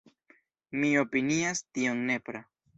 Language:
Esperanto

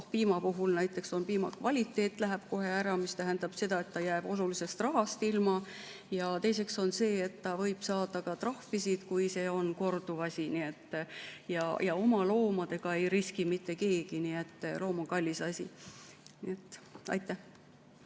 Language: Estonian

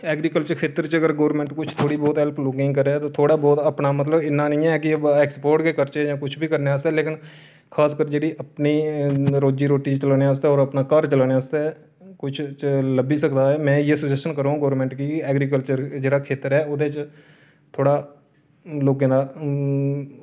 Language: Dogri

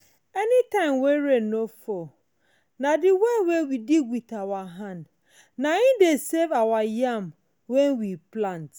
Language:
Nigerian Pidgin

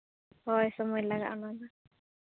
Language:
Santali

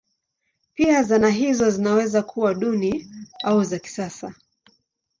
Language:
Swahili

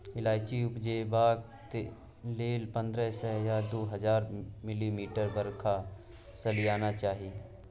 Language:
Maithili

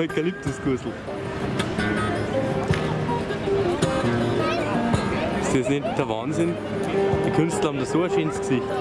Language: German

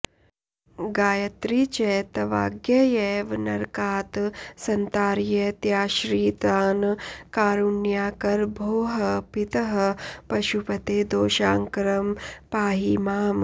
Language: Sanskrit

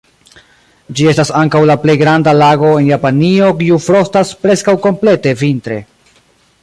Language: Esperanto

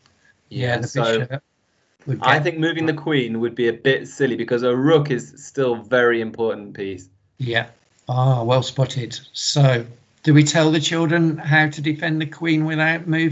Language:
English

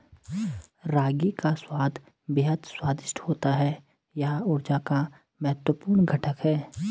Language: Hindi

